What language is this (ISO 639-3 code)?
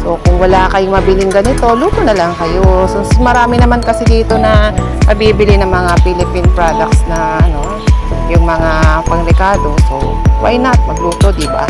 fil